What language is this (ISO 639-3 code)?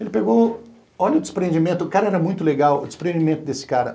por